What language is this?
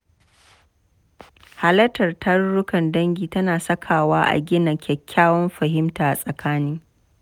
Hausa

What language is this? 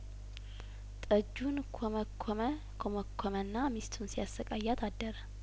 Amharic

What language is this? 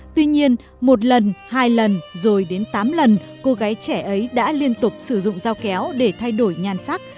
Vietnamese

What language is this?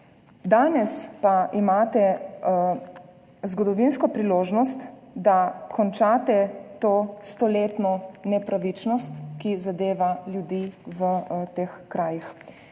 Slovenian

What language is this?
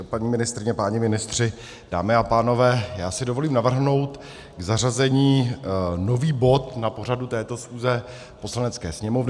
Czech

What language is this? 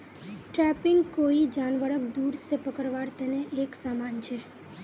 Magahi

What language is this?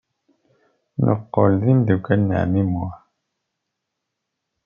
Kabyle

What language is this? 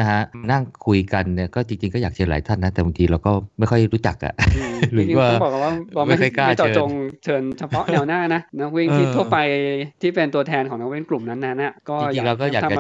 Thai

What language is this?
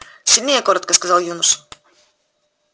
Russian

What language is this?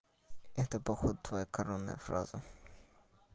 Russian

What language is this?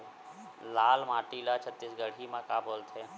Chhattisgarhi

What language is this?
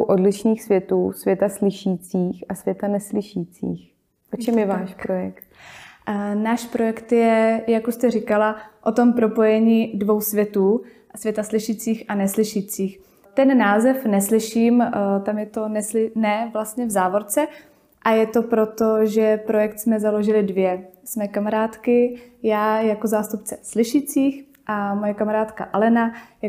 Czech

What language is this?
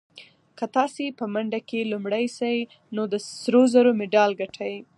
Pashto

